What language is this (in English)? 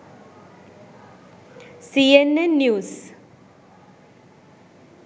Sinhala